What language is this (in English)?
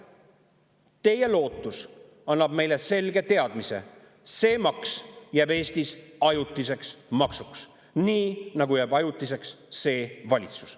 Estonian